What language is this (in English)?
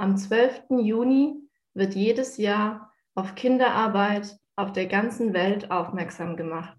German